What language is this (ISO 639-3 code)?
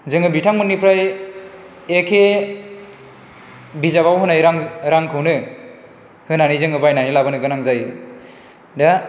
brx